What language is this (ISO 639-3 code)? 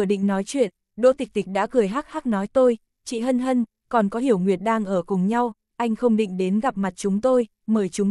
vie